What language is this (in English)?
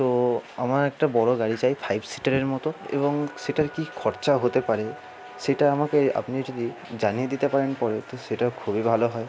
Bangla